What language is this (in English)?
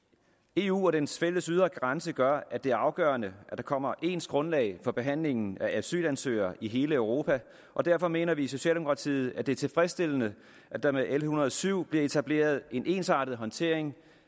Danish